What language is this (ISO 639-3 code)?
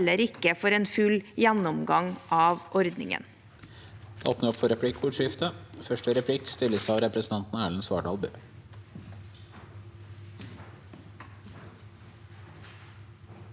nor